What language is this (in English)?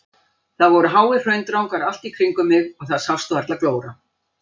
Icelandic